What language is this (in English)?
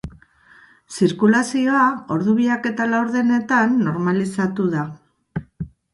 Basque